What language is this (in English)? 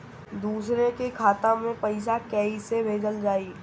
Bhojpuri